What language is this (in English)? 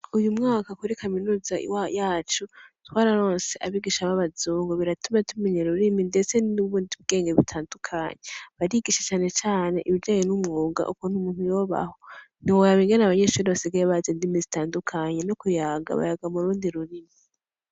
Rundi